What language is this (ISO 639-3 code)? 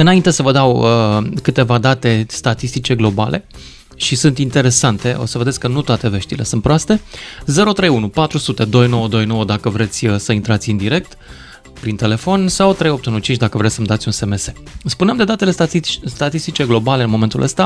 ron